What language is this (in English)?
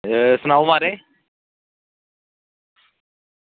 Dogri